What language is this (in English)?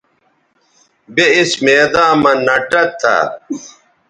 Bateri